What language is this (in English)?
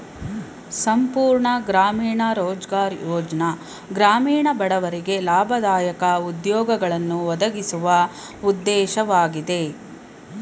Kannada